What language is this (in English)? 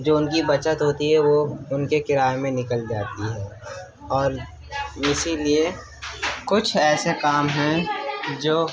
Urdu